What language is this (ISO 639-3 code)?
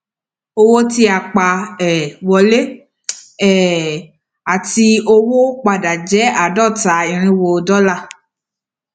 yor